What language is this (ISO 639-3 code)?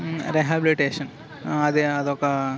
tel